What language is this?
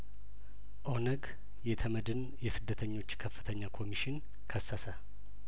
Amharic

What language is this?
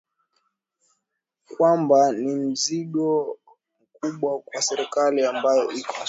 Swahili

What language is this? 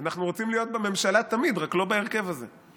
Hebrew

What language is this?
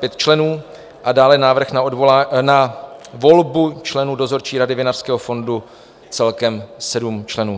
Czech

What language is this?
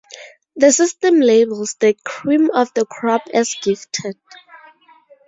English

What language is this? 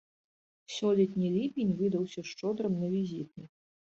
Belarusian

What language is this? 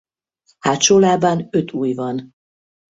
Hungarian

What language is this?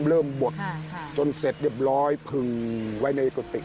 Thai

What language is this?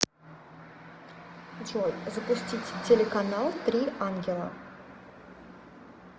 Russian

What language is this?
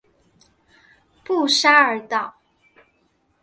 Chinese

